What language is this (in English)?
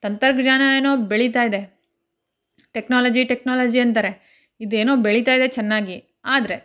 Kannada